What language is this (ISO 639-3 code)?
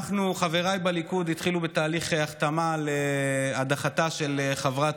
heb